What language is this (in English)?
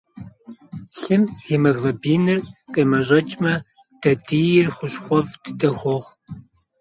Kabardian